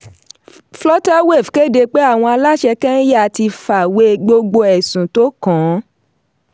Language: Yoruba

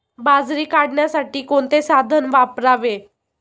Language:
Marathi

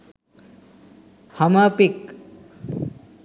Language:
Sinhala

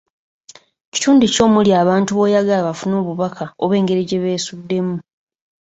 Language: Ganda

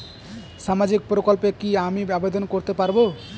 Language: Bangla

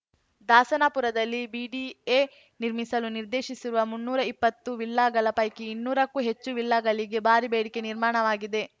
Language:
Kannada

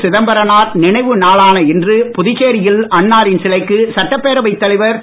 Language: Tamil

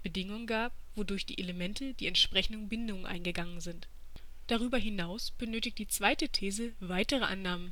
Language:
German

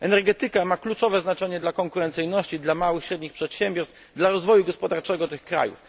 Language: Polish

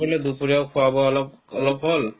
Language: Assamese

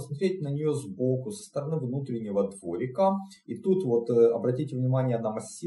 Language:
Russian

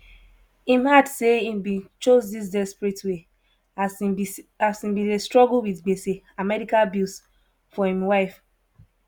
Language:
Nigerian Pidgin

